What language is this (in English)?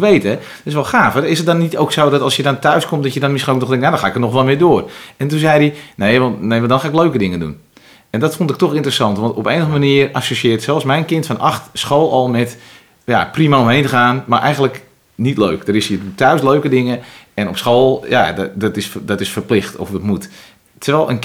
Dutch